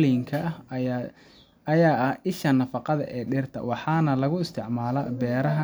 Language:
Somali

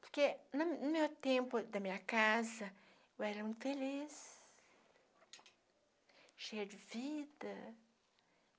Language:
Portuguese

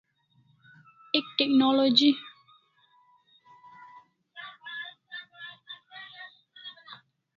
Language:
Kalasha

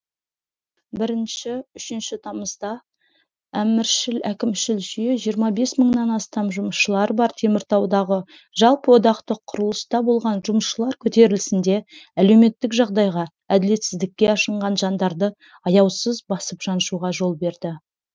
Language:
Kazakh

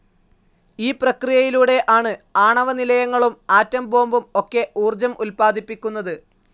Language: Malayalam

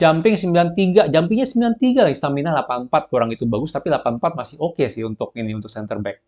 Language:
Indonesian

